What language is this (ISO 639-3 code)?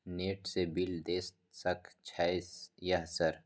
mai